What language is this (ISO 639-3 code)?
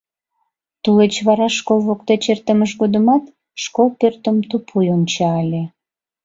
chm